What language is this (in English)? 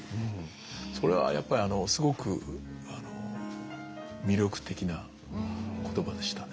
Japanese